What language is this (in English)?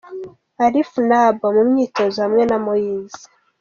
Kinyarwanda